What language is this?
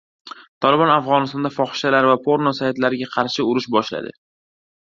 Uzbek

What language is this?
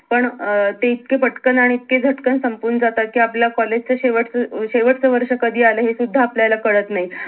Marathi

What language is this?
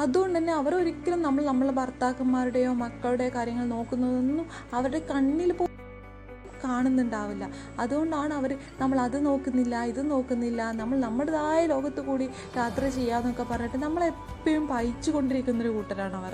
Malayalam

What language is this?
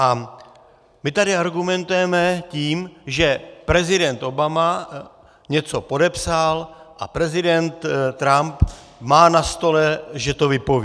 Czech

